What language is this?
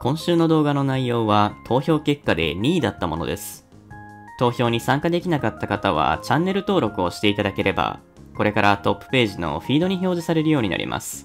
Japanese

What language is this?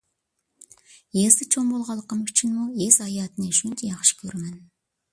Uyghur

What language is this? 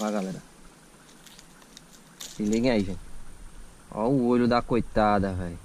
Portuguese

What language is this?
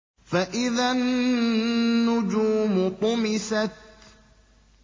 Arabic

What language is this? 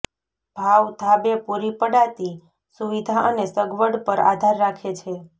Gujarati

